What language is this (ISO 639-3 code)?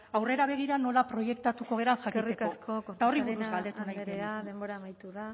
eus